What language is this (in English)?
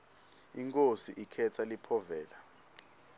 Swati